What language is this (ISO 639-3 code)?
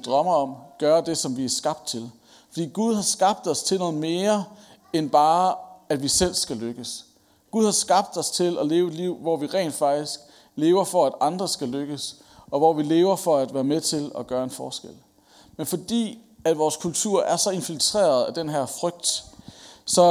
dan